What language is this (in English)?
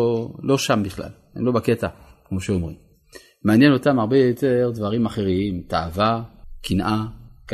Hebrew